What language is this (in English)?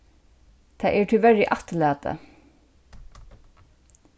Faroese